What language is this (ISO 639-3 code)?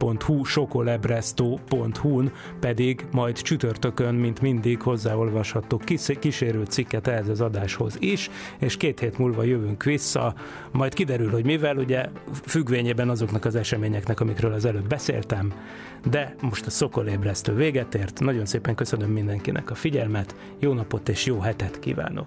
hun